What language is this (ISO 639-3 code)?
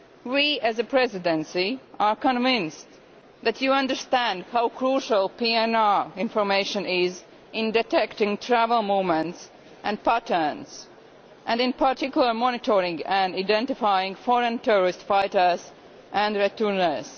eng